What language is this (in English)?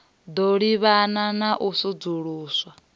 Venda